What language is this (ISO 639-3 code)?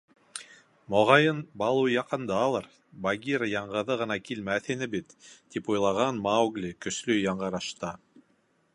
bak